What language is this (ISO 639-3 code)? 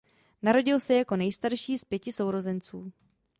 ces